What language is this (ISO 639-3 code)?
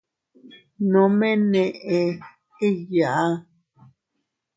cut